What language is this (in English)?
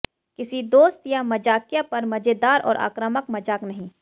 Hindi